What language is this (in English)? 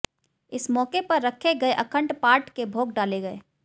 Hindi